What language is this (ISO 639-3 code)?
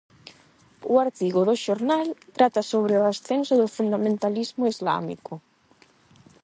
glg